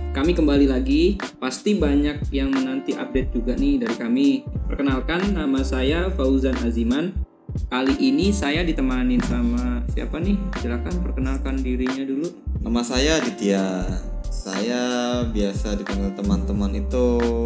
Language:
Indonesian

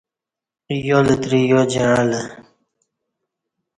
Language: Kati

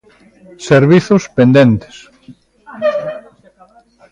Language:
Galician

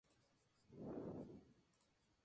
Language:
Spanish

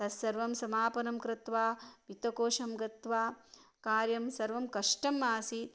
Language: Sanskrit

